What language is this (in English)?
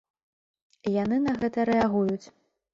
Belarusian